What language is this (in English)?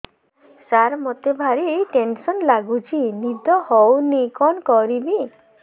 Odia